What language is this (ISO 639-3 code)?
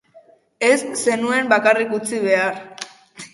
eus